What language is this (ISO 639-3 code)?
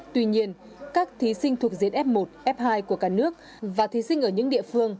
vie